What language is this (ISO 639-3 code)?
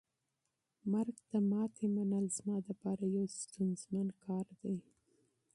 pus